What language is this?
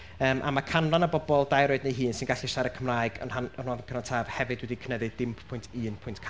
Welsh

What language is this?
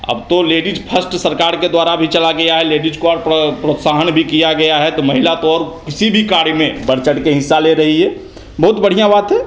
Hindi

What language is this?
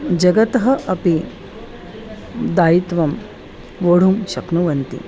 Sanskrit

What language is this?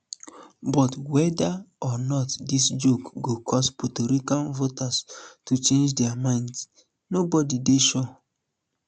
Nigerian Pidgin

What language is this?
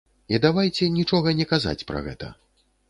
Belarusian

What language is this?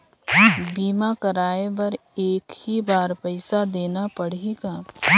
Chhattisgarhi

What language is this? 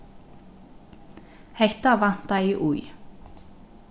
Faroese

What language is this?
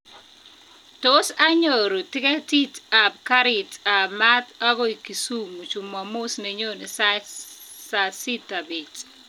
Kalenjin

